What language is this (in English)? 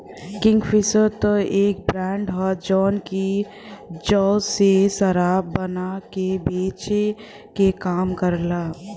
Bhojpuri